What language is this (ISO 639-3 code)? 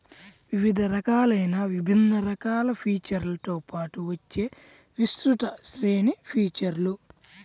tel